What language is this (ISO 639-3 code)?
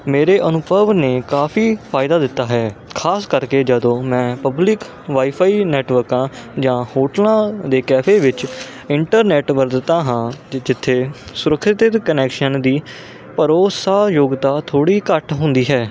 pan